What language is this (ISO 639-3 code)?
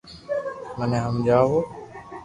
lrk